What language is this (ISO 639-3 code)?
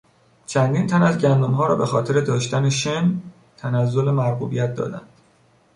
fas